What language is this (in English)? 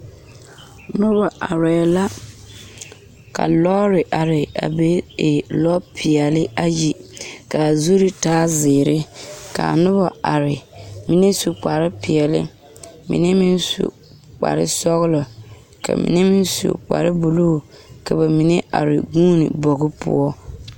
Southern Dagaare